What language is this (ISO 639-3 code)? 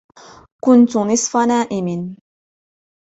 ara